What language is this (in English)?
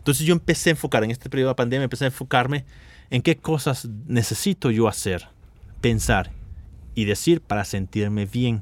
Spanish